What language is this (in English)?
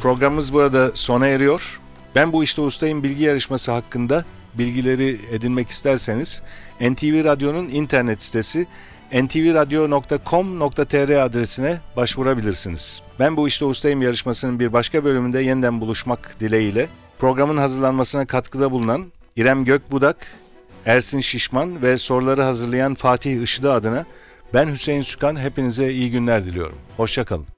Turkish